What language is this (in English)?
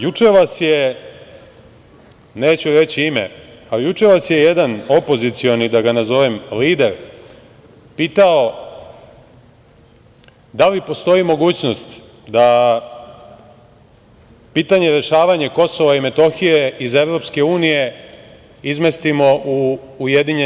Serbian